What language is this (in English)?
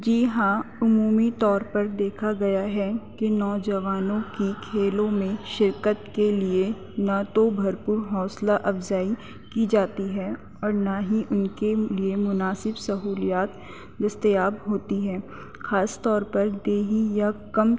Urdu